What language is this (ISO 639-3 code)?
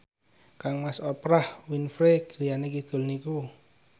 jav